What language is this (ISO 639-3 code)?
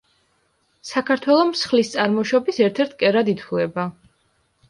kat